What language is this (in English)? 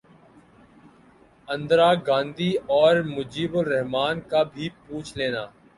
Urdu